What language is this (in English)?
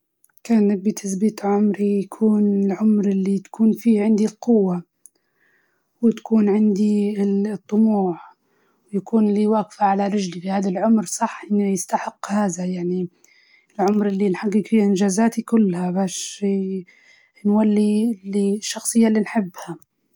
Libyan Arabic